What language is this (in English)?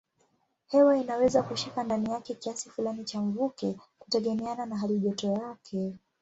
Swahili